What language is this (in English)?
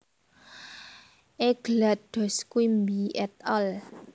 Javanese